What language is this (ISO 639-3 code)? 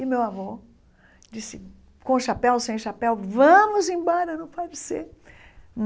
por